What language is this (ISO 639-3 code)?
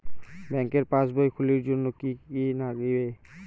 ben